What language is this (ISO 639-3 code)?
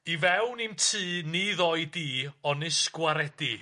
cym